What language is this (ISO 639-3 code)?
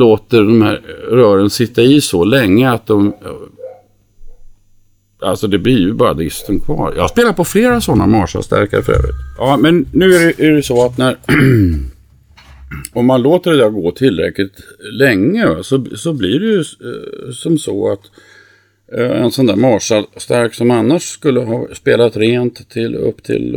swe